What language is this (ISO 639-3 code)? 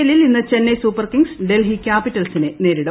mal